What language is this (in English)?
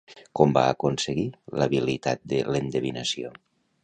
Catalan